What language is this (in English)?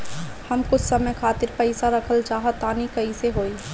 Bhojpuri